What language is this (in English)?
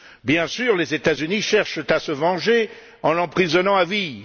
French